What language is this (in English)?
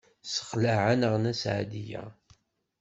Kabyle